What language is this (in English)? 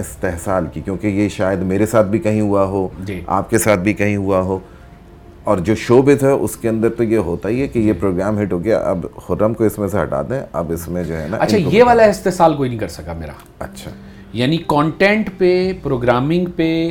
Urdu